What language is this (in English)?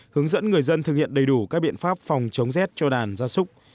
Vietnamese